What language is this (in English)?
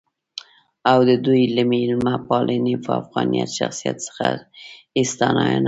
Pashto